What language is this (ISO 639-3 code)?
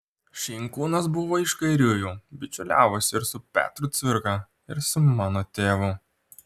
lit